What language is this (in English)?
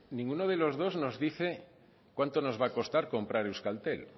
Spanish